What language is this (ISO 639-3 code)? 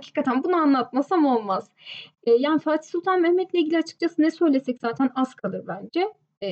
tur